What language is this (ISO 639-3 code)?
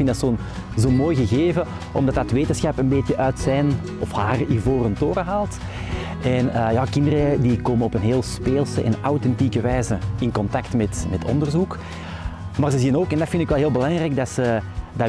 nld